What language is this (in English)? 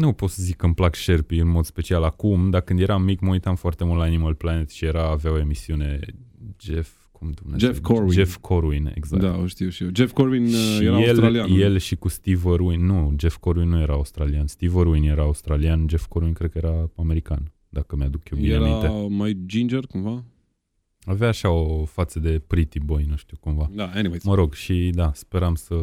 Romanian